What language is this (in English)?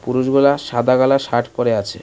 Bangla